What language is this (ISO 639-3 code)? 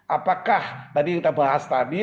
ind